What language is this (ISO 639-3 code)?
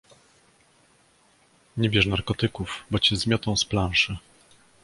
pol